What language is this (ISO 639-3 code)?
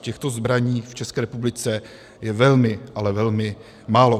ces